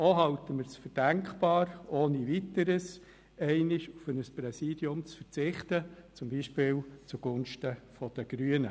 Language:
Swiss German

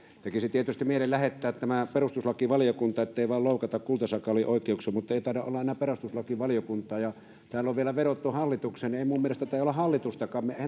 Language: Finnish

